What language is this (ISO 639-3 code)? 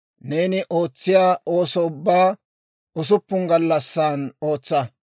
dwr